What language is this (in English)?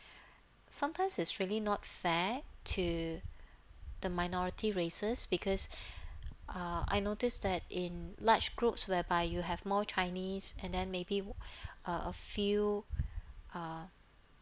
English